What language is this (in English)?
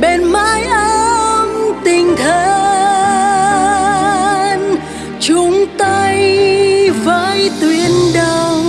Vietnamese